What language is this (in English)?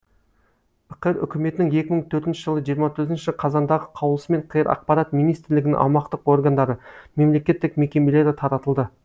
Kazakh